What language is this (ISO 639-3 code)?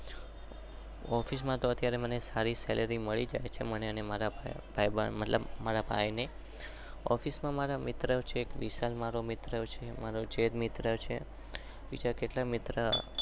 guj